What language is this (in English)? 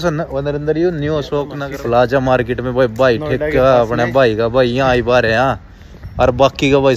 Hindi